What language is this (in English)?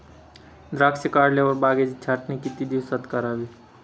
Marathi